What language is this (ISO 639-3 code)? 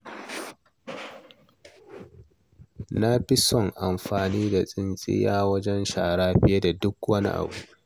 hau